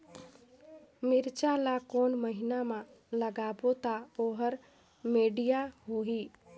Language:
Chhattisgarhi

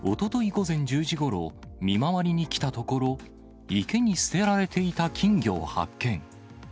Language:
Japanese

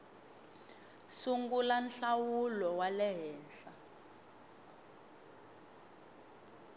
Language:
Tsonga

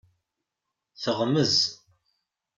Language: Kabyle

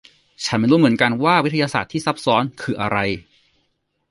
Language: Thai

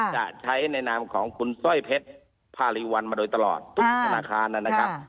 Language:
Thai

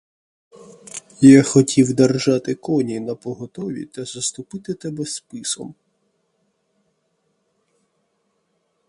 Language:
Ukrainian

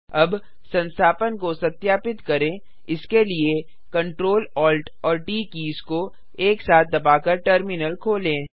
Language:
Hindi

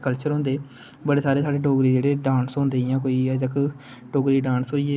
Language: Dogri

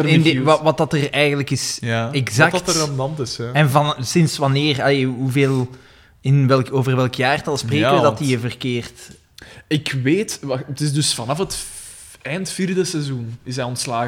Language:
Dutch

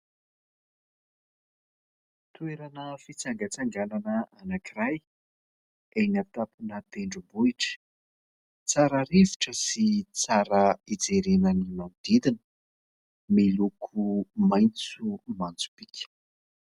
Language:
Malagasy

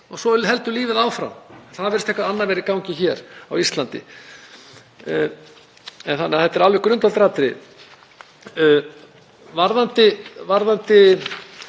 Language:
Icelandic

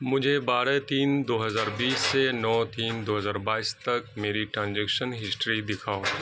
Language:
Urdu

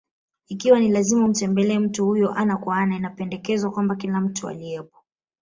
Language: Swahili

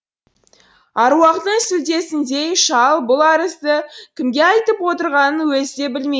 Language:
Kazakh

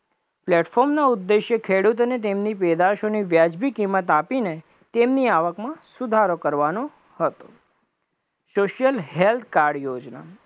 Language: Gujarati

